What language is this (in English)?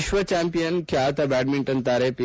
Kannada